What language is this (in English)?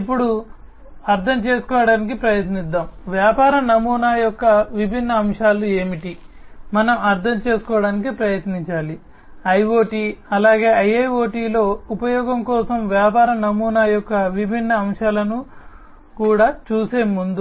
Telugu